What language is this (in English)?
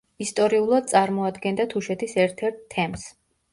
Georgian